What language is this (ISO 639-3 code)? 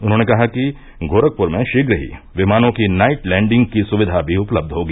hin